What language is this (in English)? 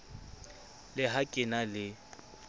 Southern Sotho